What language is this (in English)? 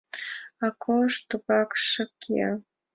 Mari